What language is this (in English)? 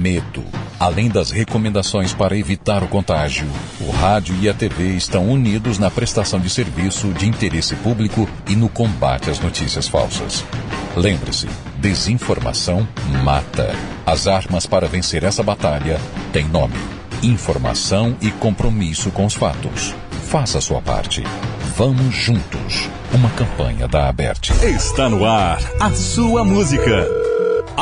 Portuguese